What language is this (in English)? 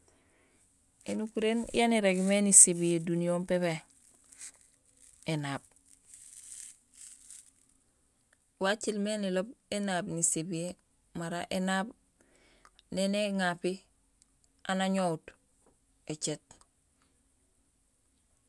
Gusilay